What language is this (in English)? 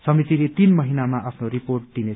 Nepali